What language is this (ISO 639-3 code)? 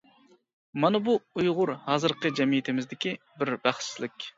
uig